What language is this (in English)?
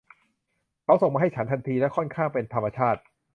Thai